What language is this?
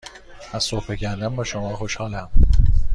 Persian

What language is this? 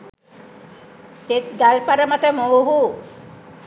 Sinhala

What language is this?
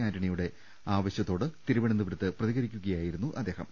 Malayalam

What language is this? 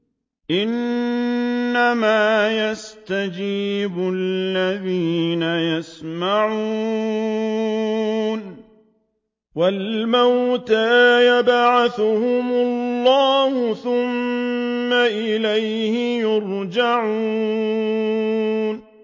Arabic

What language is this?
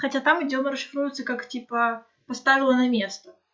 Russian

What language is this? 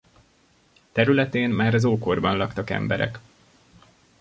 Hungarian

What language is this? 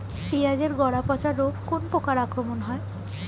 Bangla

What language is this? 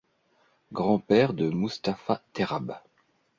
French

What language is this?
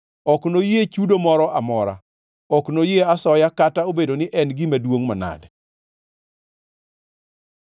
Luo (Kenya and Tanzania)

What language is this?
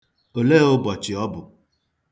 Igbo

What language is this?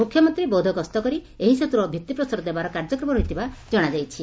Odia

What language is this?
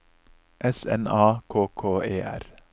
Norwegian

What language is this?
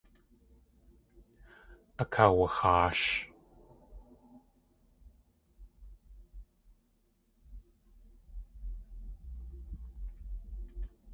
Tlingit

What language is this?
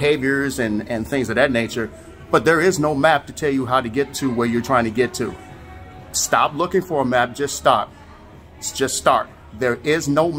English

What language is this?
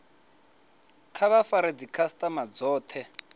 Venda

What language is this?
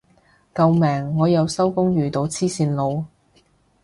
Cantonese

